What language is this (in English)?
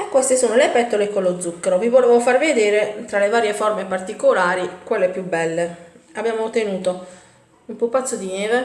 Italian